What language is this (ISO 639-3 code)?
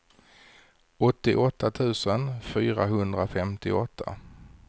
swe